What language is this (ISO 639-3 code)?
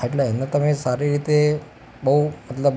guj